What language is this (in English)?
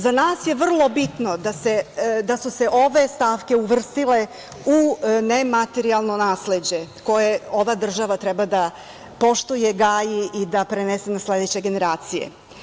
Serbian